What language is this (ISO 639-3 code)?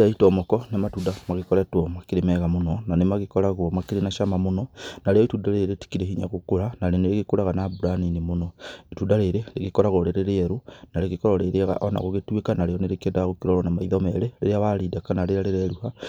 kik